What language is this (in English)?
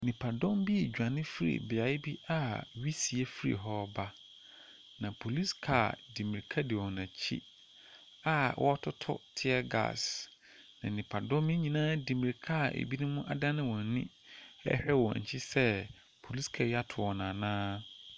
Akan